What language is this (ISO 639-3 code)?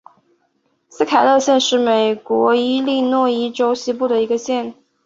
zho